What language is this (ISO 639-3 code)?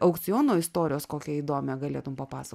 lit